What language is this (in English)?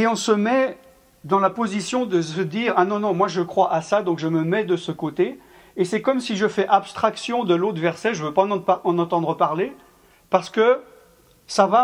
French